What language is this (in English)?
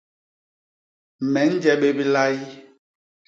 Basaa